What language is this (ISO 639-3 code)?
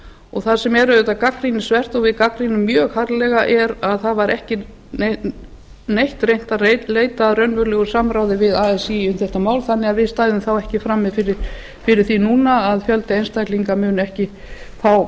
isl